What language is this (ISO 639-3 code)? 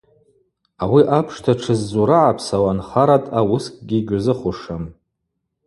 abq